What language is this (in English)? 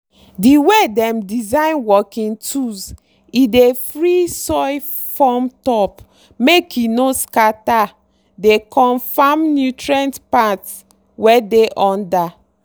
Nigerian Pidgin